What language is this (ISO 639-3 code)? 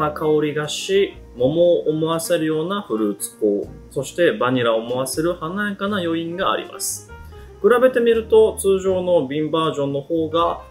jpn